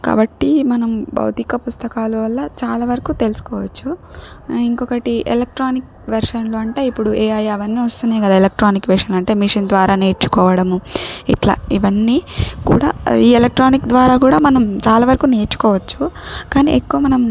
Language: Telugu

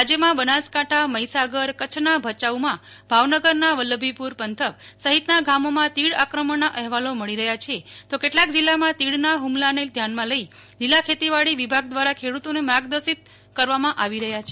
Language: Gujarati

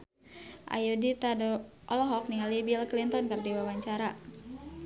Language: Sundanese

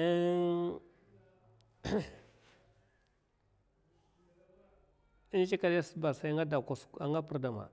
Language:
Mafa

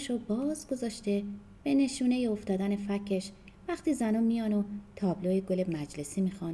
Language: Persian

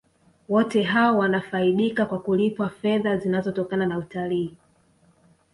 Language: Swahili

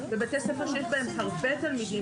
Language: Hebrew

